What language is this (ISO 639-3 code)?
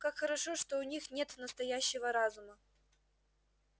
rus